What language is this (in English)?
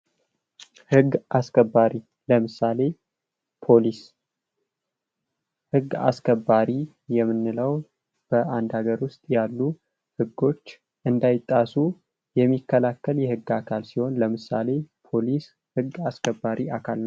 Amharic